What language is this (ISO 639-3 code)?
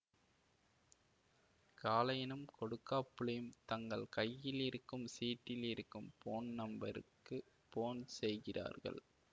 tam